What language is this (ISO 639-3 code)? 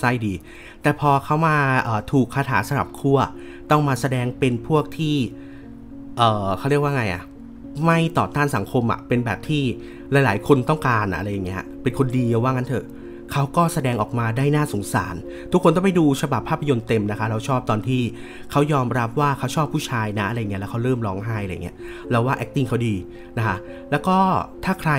tha